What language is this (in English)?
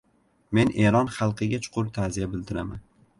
Uzbek